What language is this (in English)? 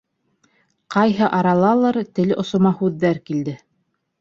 Bashkir